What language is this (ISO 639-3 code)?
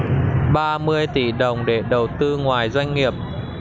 vie